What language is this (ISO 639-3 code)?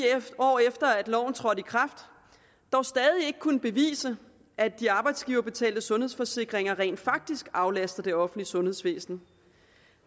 dan